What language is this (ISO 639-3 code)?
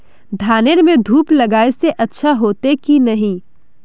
mag